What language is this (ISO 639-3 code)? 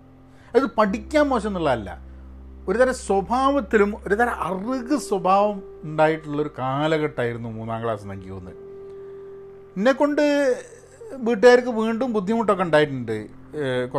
mal